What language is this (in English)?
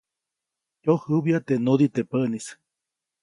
Copainalá Zoque